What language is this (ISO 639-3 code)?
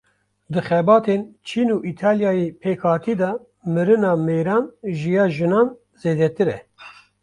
kur